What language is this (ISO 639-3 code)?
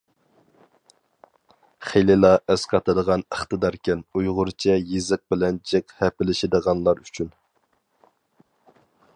uig